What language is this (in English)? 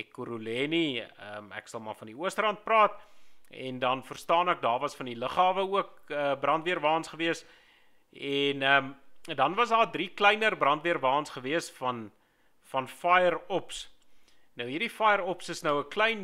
Dutch